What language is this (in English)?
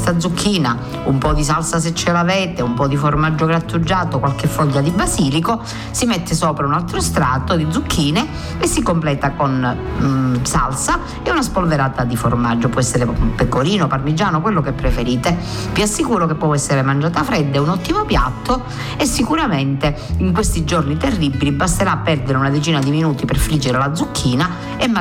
Italian